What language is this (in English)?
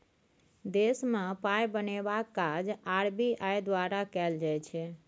Maithili